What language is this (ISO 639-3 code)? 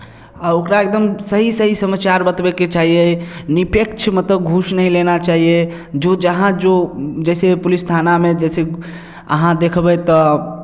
mai